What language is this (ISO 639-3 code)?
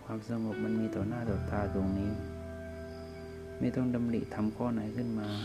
tha